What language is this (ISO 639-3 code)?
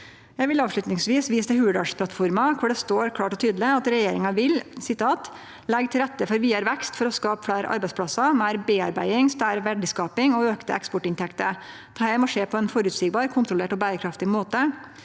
nor